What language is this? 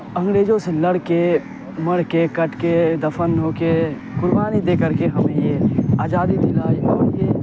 Urdu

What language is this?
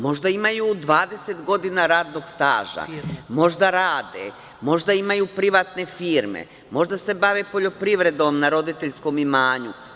Serbian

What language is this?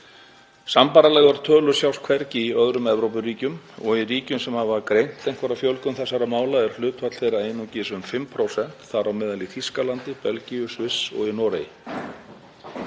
Icelandic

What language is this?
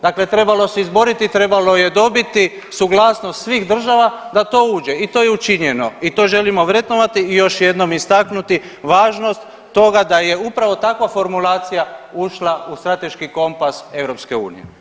Croatian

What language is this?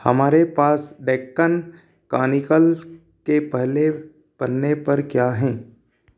Hindi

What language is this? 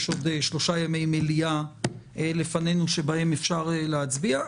Hebrew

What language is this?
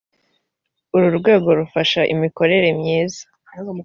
Kinyarwanda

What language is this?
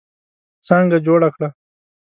Pashto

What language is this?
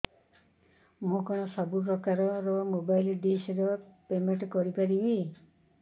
Odia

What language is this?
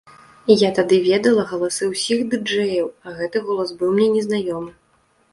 Belarusian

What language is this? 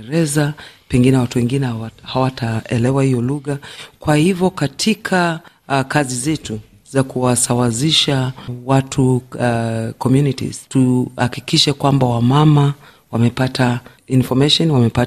Swahili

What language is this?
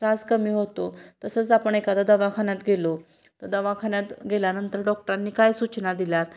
Marathi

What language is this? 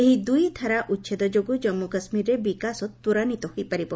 Odia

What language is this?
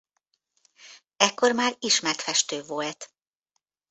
Hungarian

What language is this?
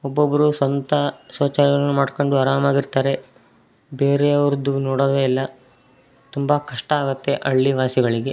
Kannada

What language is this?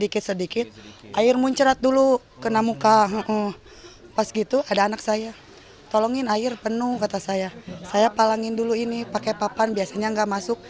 Indonesian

